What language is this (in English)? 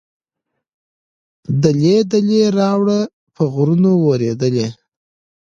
Pashto